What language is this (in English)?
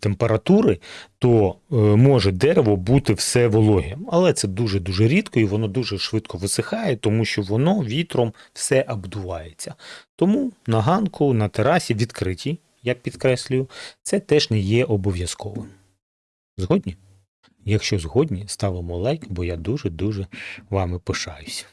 Ukrainian